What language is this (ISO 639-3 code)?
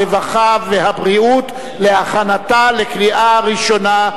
heb